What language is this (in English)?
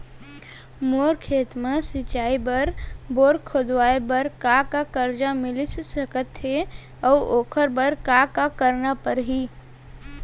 Chhattisgarhi